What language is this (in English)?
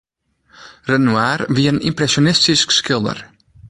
Western Frisian